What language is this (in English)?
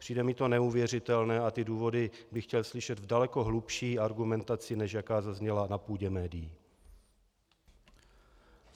Czech